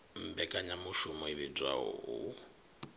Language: Venda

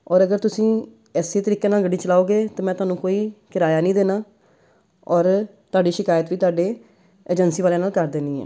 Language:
Punjabi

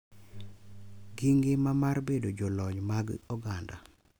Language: Luo (Kenya and Tanzania)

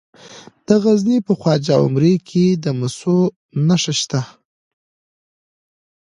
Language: Pashto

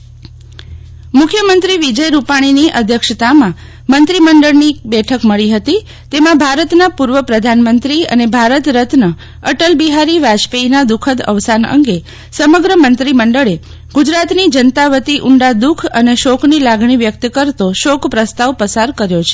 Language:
Gujarati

